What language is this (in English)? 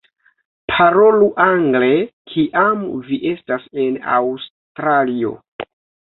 Esperanto